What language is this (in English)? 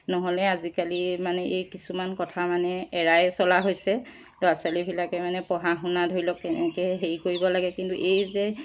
Assamese